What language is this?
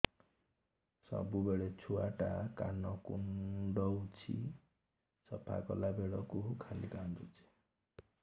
Odia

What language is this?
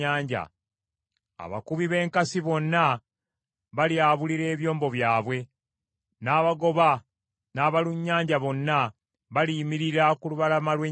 Ganda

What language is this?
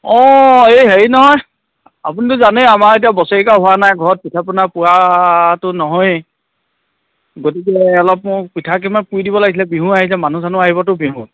Assamese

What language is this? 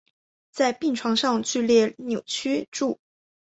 Chinese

